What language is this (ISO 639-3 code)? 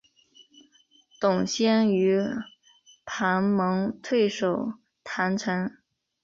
zho